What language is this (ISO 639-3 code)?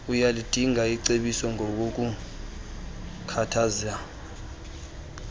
xho